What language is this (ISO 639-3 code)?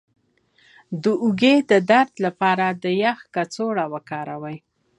pus